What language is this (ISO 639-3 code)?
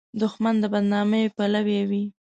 pus